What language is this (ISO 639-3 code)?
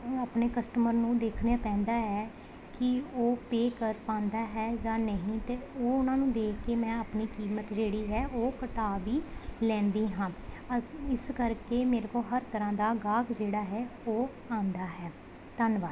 pan